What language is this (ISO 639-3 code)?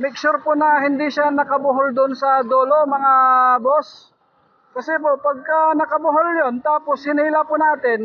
fil